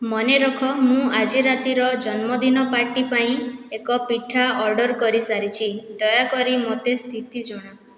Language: Odia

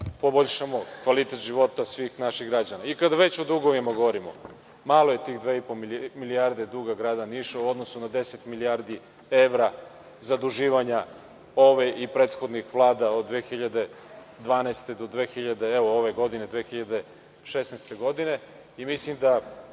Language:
Serbian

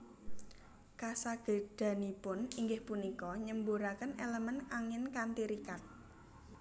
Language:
Javanese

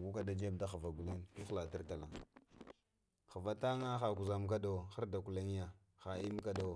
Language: Lamang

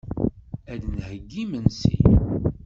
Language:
Kabyle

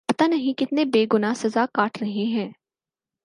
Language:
Urdu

